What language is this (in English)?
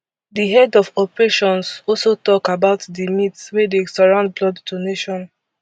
Nigerian Pidgin